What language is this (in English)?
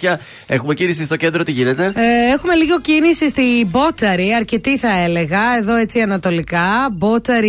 Greek